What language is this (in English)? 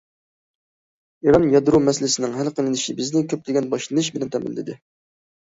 Uyghur